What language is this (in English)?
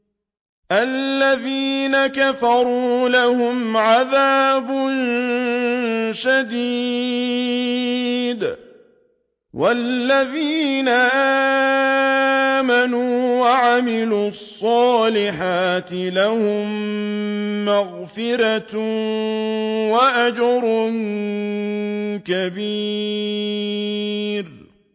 Arabic